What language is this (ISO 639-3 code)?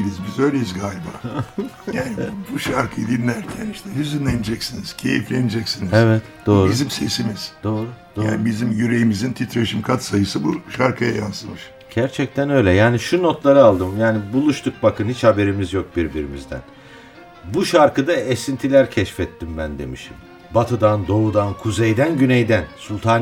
tur